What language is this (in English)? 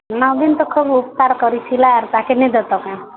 Odia